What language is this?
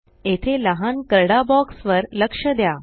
Marathi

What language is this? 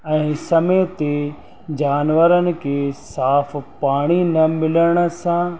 Sindhi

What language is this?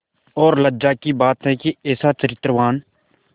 Hindi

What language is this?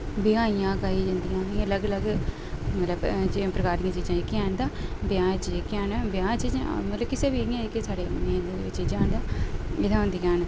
Dogri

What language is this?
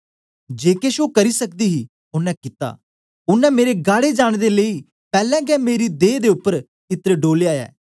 Dogri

